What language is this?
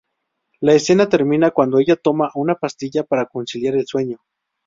Spanish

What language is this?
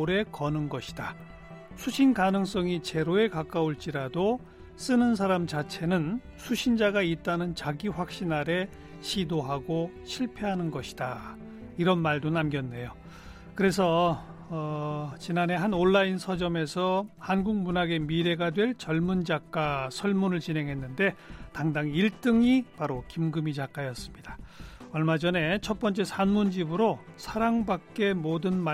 Korean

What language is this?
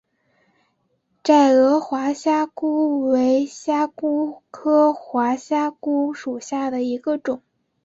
Chinese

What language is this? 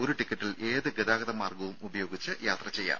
Malayalam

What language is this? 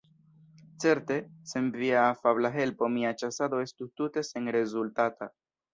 Esperanto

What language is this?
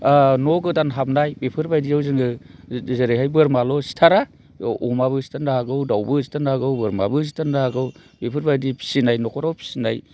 Bodo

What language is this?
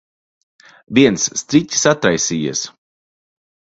Latvian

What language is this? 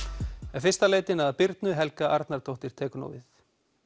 Icelandic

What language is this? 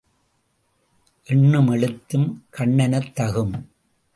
Tamil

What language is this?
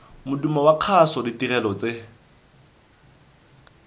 Tswana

